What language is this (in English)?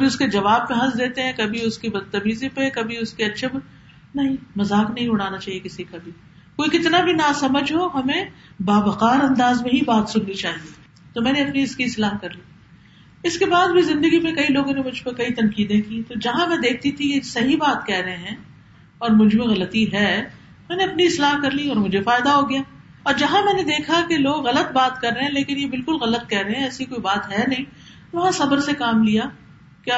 Urdu